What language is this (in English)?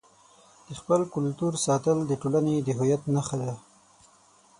Pashto